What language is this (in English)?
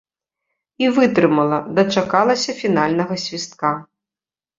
Belarusian